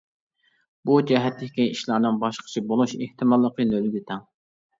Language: Uyghur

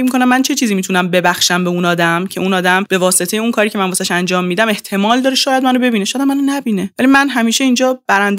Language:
Persian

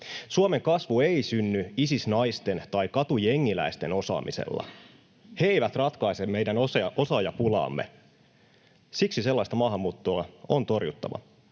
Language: Finnish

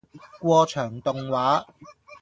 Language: Cantonese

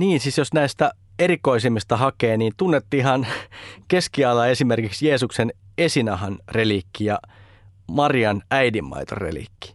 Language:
Finnish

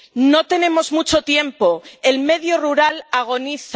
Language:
Spanish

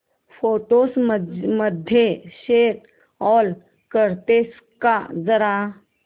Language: Marathi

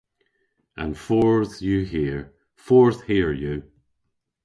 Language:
Cornish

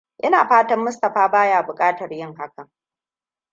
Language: Hausa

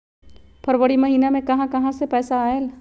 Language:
Magahi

